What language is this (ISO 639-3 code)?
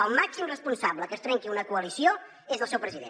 cat